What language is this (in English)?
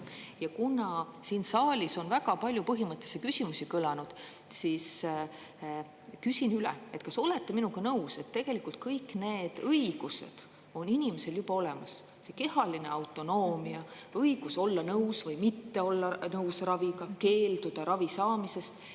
Estonian